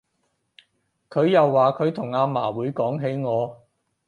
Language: Cantonese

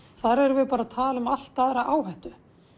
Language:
Icelandic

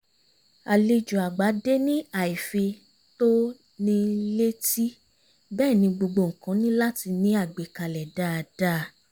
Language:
Yoruba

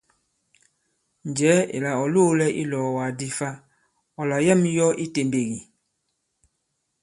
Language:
Bankon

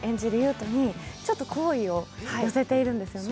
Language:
Japanese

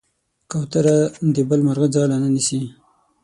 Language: Pashto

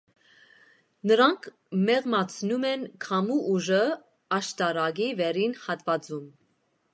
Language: Armenian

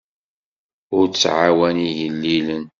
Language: Kabyle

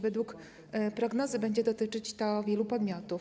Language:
Polish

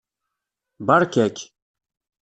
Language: Kabyle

